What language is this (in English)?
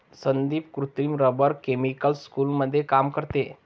Marathi